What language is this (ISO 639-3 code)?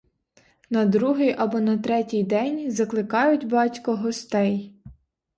ukr